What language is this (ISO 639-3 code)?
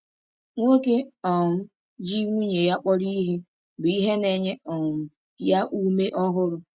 ibo